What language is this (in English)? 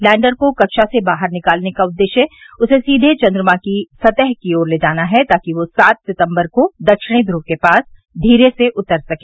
Hindi